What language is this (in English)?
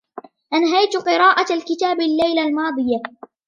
Arabic